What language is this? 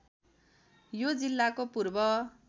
Nepali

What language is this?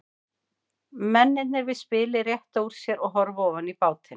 Icelandic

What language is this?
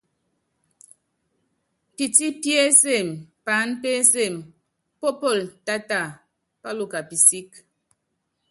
Yangben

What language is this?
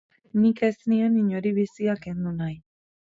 Basque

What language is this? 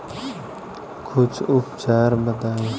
Bhojpuri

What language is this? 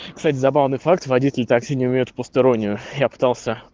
Russian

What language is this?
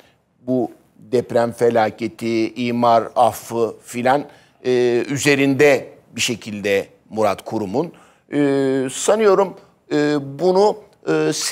Turkish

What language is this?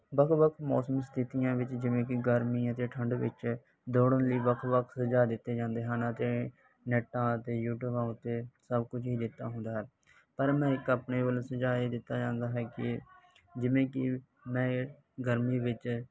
Punjabi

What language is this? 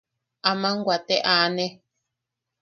Yaqui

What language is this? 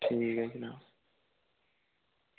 Dogri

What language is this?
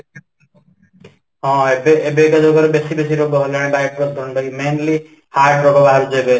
Odia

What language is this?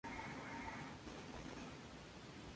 Spanish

